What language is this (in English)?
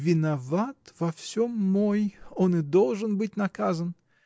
Russian